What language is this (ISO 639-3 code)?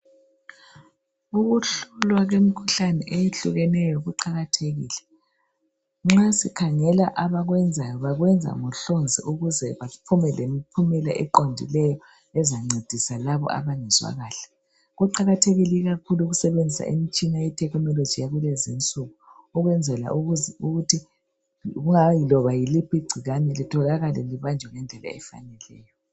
nde